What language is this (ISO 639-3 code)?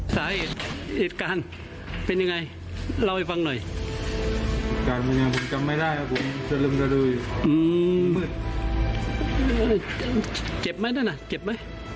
tha